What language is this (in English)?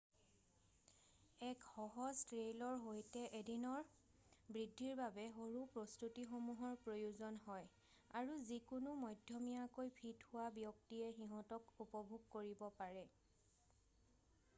Assamese